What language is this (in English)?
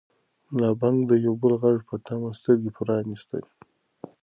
Pashto